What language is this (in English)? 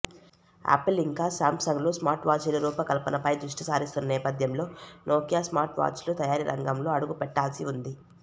Telugu